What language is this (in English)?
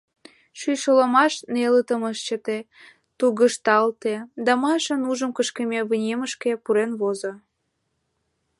Mari